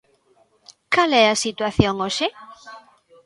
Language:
Galician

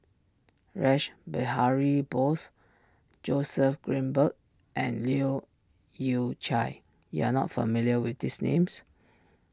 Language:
English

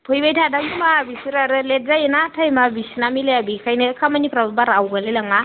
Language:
Bodo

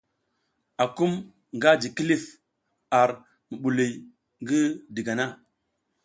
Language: South Giziga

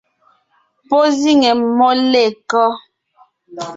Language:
Ngiemboon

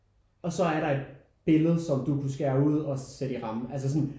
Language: Danish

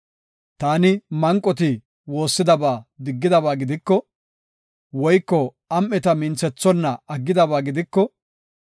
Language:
Gofa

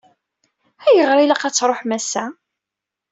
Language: Kabyle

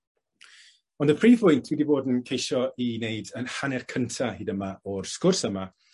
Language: Welsh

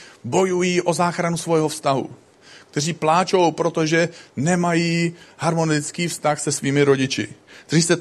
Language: Czech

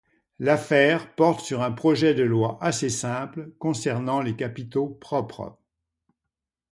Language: French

